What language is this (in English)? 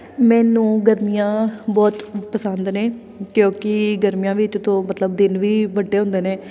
Punjabi